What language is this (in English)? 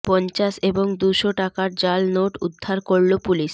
Bangla